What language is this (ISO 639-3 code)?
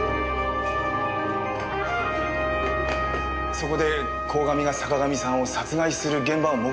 jpn